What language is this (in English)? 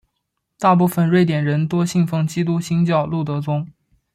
Chinese